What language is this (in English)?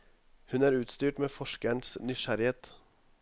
Norwegian